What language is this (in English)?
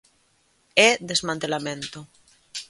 Galician